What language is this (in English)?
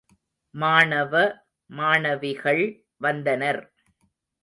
Tamil